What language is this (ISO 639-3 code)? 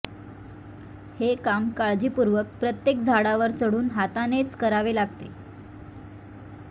mar